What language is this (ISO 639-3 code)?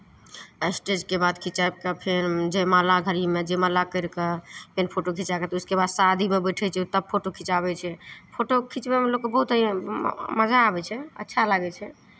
mai